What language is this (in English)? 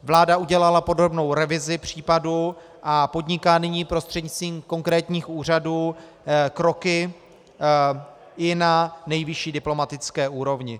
Czech